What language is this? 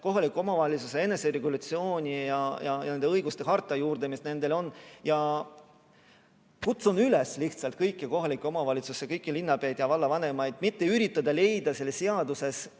Estonian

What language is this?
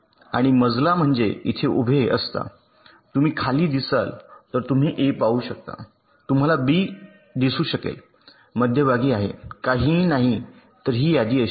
Marathi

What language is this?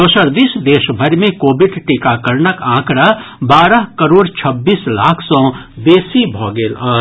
Maithili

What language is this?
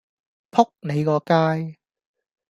Cantonese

